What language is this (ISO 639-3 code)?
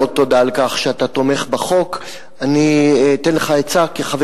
heb